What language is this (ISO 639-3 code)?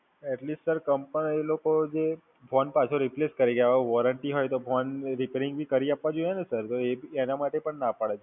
guj